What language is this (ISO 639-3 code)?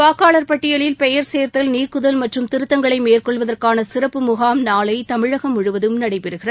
tam